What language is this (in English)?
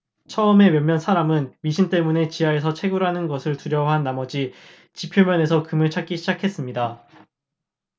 Korean